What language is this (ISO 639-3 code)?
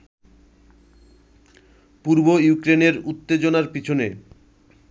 ben